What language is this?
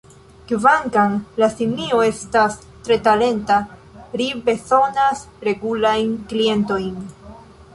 Esperanto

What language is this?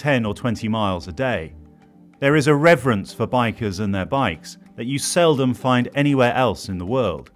English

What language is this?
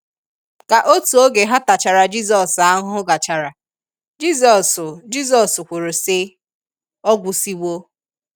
Igbo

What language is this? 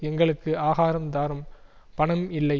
Tamil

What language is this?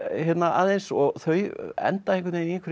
Icelandic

